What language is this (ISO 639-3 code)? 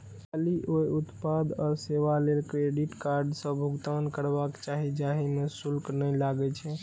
mai